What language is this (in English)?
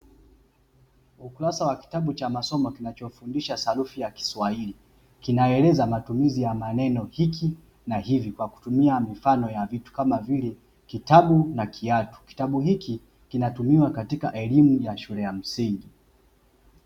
Swahili